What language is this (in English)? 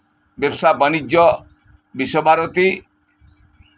Santali